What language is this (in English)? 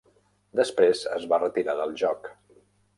Catalan